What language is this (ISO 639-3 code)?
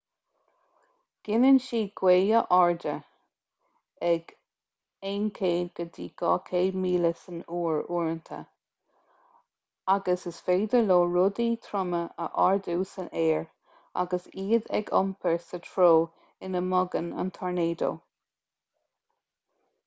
gle